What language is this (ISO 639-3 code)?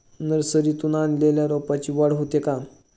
mar